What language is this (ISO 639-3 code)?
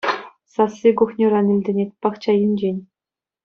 chv